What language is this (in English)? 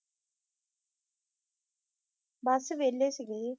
Punjabi